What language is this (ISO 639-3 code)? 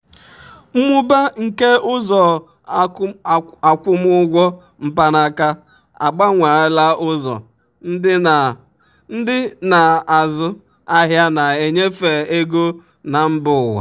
ibo